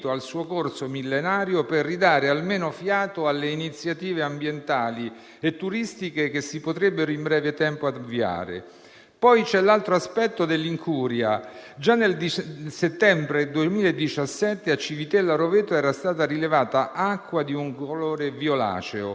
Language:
Italian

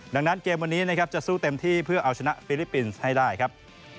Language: Thai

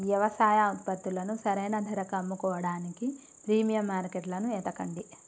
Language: Telugu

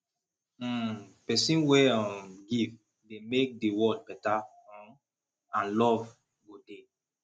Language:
Nigerian Pidgin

